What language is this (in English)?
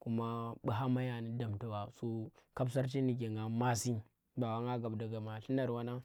Tera